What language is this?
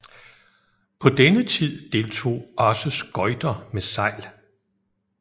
Danish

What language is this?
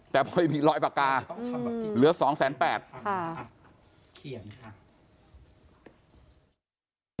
Thai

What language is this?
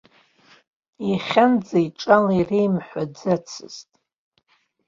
Abkhazian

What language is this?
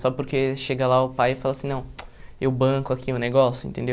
Portuguese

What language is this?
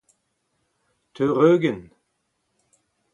Breton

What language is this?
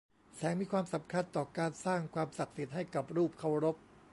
Thai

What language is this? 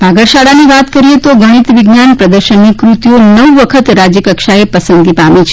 Gujarati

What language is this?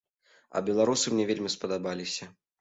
Belarusian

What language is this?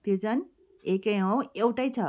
Nepali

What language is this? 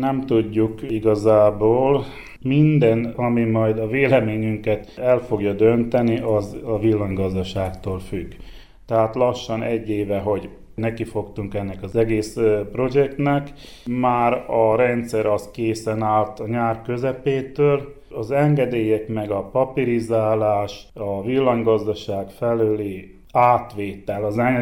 Hungarian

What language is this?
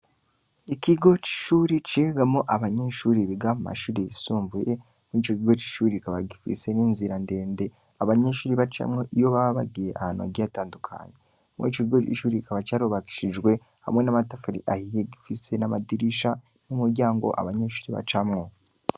Rundi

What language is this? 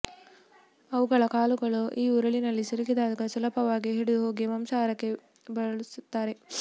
Kannada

